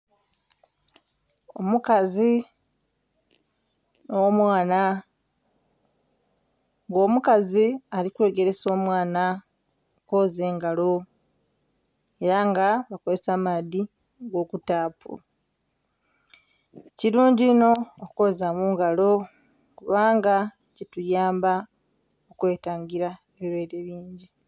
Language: Soga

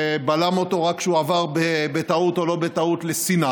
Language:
Hebrew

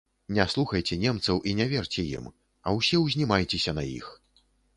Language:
Belarusian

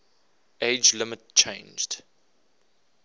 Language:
English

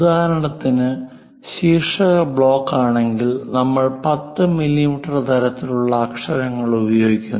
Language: Malayalam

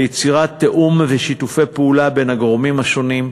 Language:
Hebrew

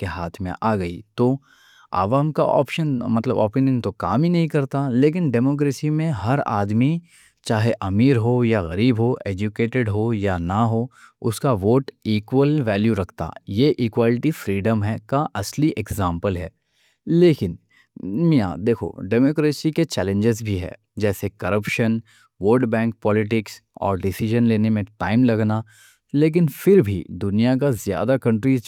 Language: Deccan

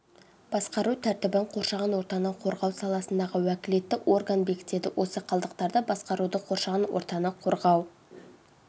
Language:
Kazakh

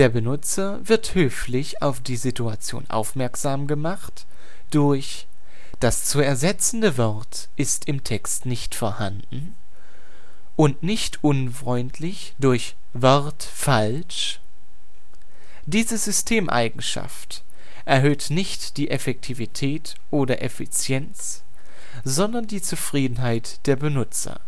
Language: German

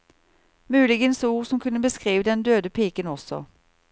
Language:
Norwegian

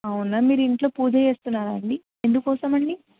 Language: Telugu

